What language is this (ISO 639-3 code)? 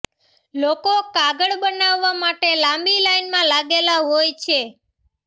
guj